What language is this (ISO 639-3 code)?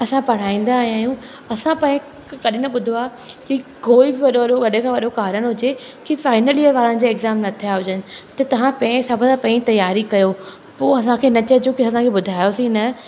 snd